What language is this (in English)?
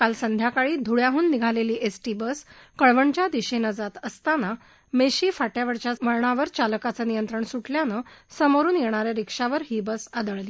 Marathi